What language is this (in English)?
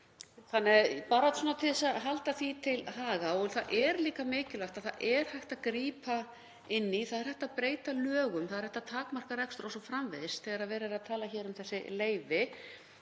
Icelandic